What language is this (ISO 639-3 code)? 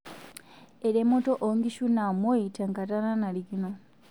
mas